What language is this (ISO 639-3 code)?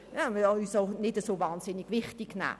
gsw